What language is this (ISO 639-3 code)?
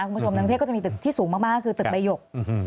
tha